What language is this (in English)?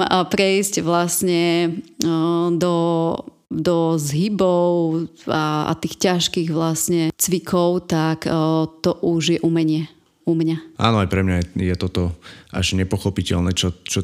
Slovak